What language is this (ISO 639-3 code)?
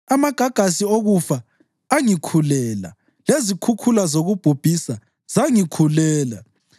nde